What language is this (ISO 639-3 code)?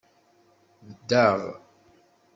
kab